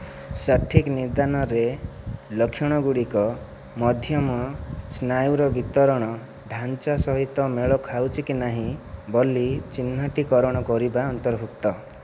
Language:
Odia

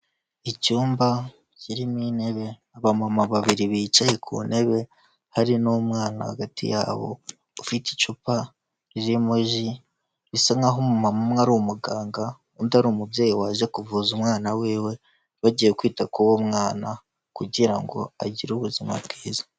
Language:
Kinyarwanda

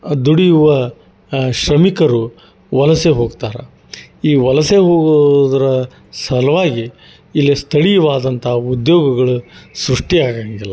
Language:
Kannada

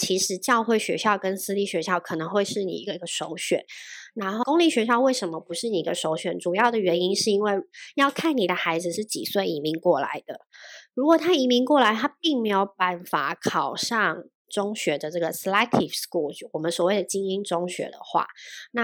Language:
Chinese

